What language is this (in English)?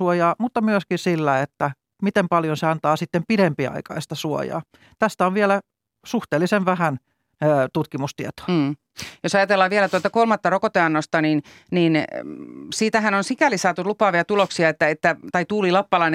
Finnish